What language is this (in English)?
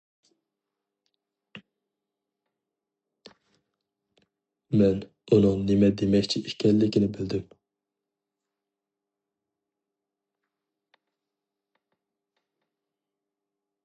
Uyghur